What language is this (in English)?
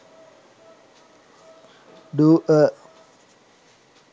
Sinhala